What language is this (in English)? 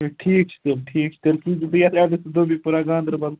Kashmiri